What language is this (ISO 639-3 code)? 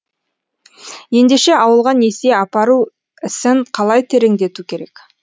kaz